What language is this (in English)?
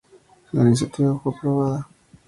Spanish